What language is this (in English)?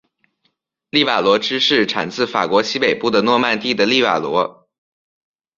Chinese